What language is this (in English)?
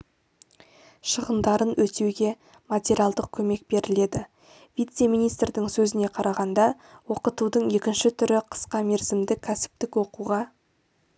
Kazakh